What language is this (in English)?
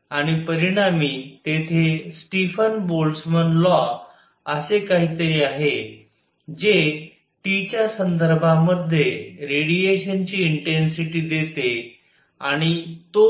Marathi